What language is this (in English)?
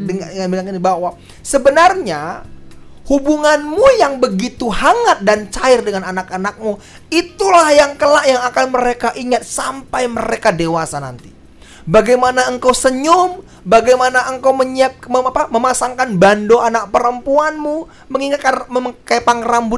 Indonesian